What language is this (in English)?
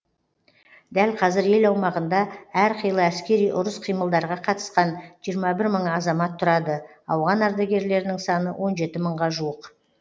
Kazakh